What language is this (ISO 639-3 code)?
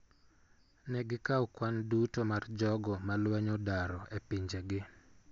luo